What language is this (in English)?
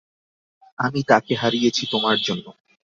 Bangla